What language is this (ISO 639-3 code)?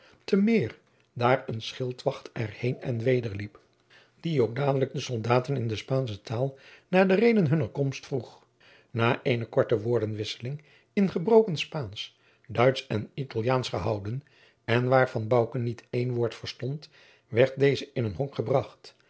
nld